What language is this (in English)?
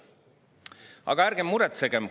Estonian